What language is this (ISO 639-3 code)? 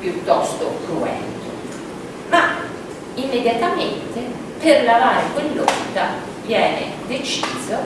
ita